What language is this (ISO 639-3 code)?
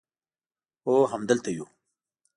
pus